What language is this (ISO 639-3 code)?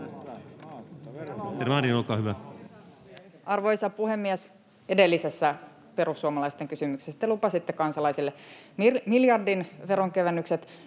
fin